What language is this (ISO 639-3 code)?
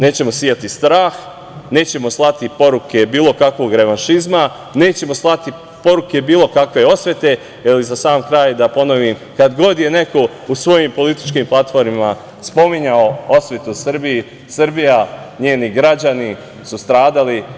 srp